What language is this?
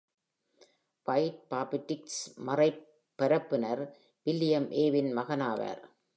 Tamil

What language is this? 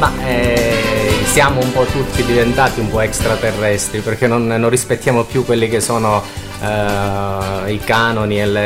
Italian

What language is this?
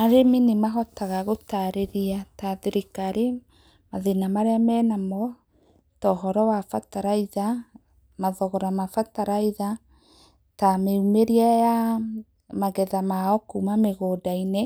Kikuyu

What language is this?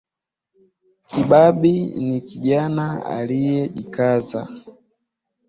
Swahili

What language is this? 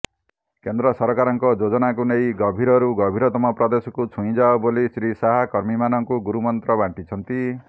Odia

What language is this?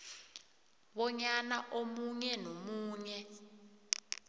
South Ndebele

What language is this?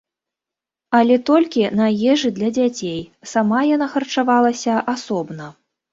Belarusian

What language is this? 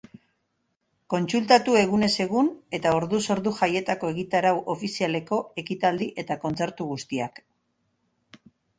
Basque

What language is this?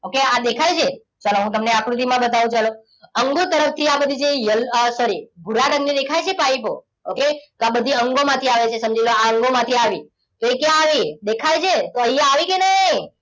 Gujarati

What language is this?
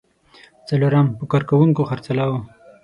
Pashto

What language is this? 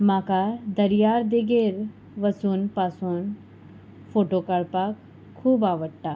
Konkani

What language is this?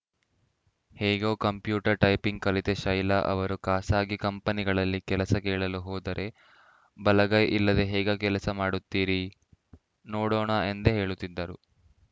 Kannada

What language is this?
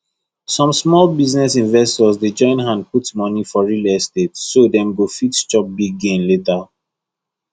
Nigerian Pidgin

